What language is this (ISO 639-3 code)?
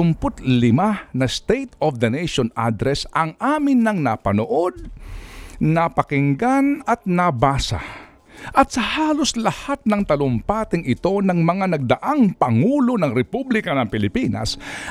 fil